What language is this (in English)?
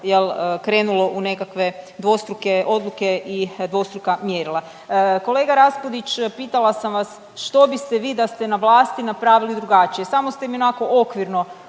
Croatian